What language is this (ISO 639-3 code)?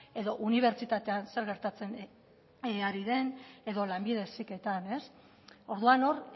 eus